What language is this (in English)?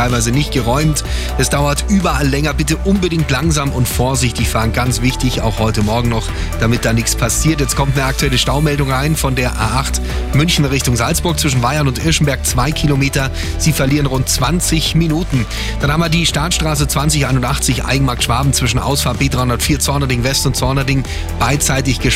German